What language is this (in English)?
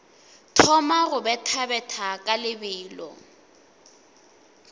Northern Sotho